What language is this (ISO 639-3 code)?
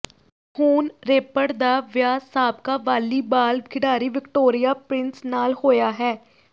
pan